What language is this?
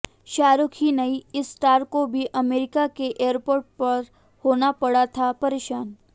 Hindi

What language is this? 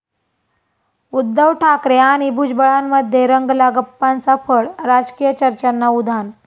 Marathi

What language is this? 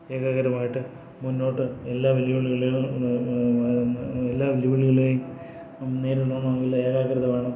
Malayalam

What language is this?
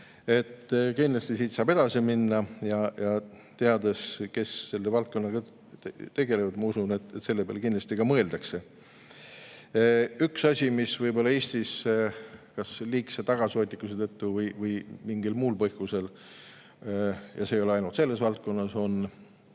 Estonian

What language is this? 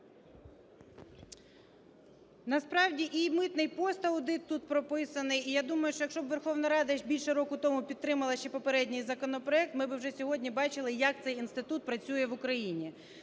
Ukrainian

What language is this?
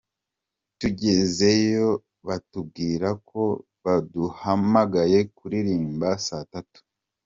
Kinyarwanda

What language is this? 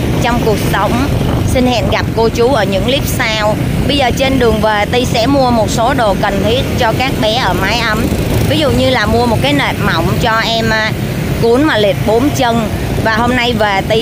Vietnamese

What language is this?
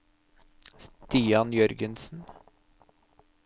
Norwegian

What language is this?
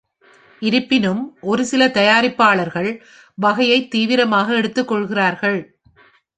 Tamil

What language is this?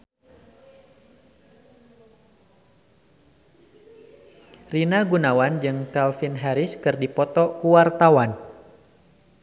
Sundanese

